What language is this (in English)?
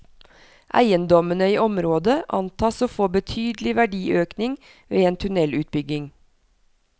Norwegian